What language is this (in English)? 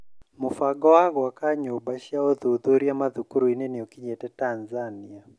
Kikuyu